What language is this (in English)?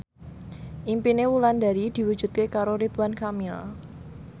Javanese